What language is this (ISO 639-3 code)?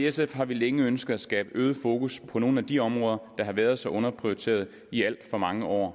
dan